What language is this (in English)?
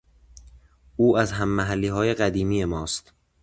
Persian